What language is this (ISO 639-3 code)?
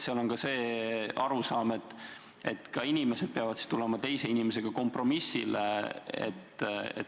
est